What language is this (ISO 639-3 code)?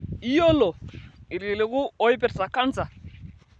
mas